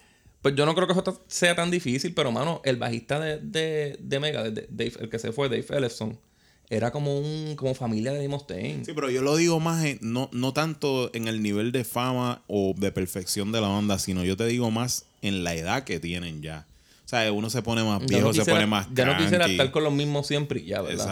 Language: Spanish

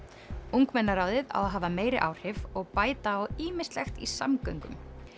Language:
Icelandic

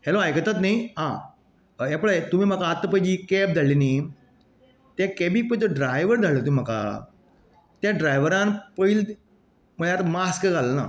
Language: Konkani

